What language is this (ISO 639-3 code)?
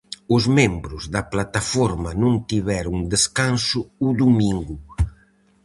glg